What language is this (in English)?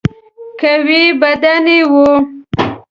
Pashto